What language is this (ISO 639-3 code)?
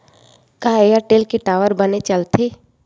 hne